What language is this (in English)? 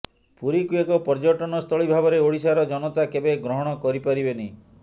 Odia